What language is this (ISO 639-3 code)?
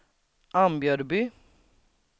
swe